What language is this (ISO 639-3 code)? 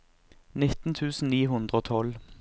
nor